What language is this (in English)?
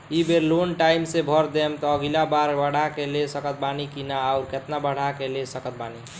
Bhojpuri